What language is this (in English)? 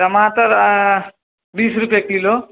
Maithili